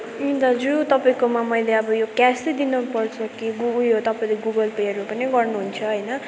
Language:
Nepali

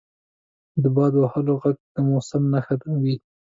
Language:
Pashto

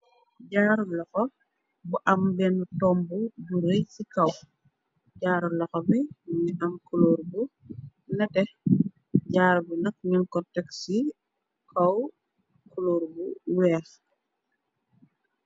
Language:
Wolof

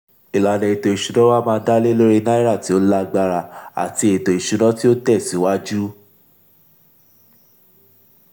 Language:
Yoruba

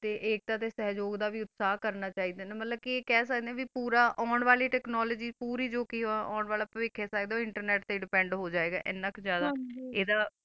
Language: Punjabi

